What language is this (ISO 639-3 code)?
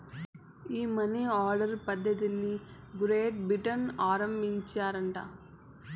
tel